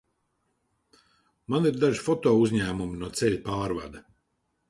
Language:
Latvian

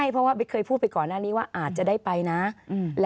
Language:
Thai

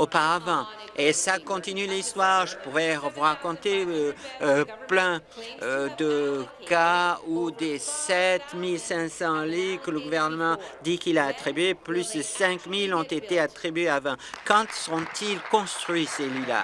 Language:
French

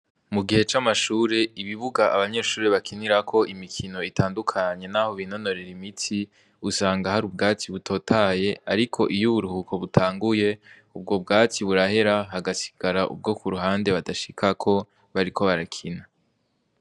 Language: Rundi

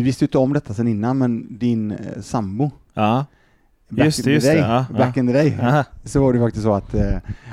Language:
Swedish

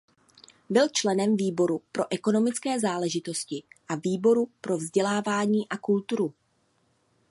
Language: Czech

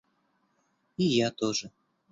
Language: Russian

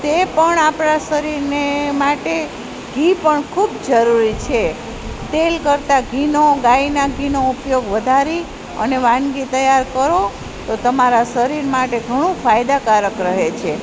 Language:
Gujarati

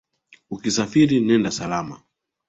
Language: Swahili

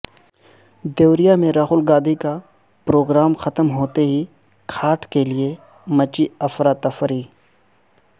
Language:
Urdu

